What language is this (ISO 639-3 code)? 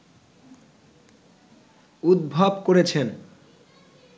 ben